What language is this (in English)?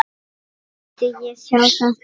Icelandic